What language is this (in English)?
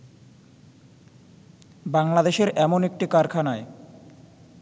Bangla